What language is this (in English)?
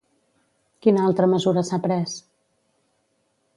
Catalan